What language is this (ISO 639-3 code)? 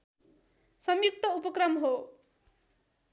nep